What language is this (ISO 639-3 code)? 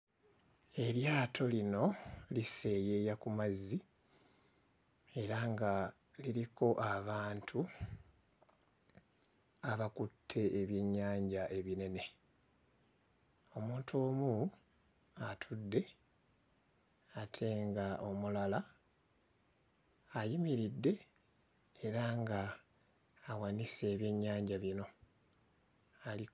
lug